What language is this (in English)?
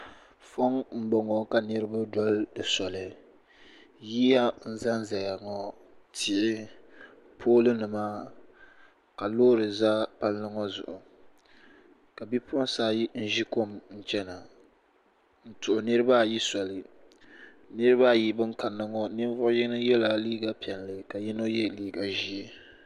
Dagbani